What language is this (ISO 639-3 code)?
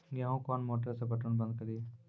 mai